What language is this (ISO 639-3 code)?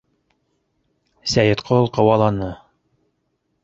bak